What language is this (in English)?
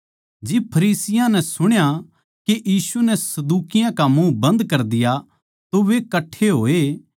Haryanvi